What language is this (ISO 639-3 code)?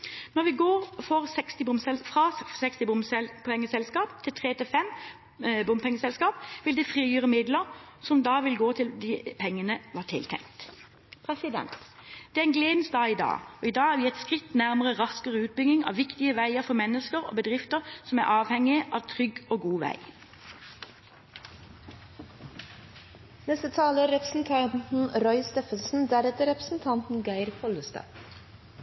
nob